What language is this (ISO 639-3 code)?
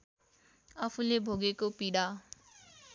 nep